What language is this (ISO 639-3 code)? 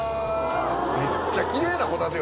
jpn